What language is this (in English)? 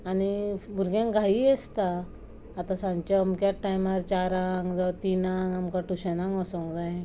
Konkani